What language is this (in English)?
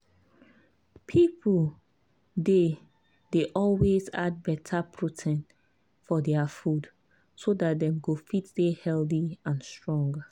Nigerian Pidgin